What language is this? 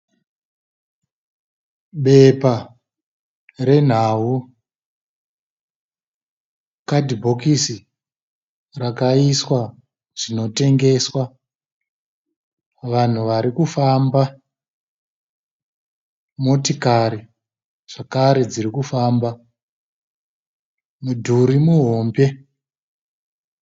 Shona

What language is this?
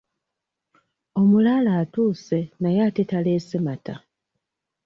Ganda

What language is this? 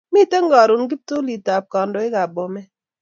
Kalenjin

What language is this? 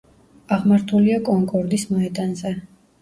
Georgian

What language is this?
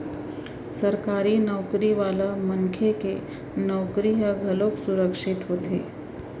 Chhattisgarhi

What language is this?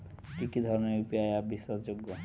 Bangla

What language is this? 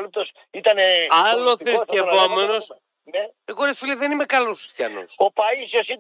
Greek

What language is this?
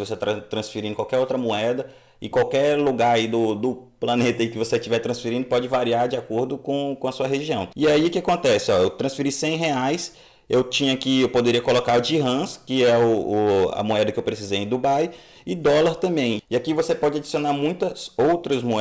Portuguese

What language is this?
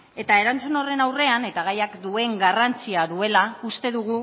Basque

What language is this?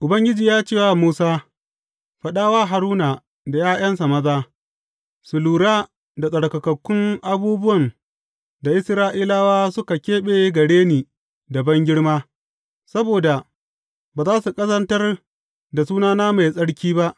Hausa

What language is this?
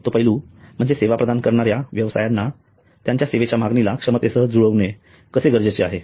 Marathi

